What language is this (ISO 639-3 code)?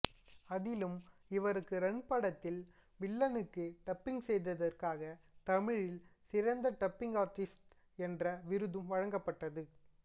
tam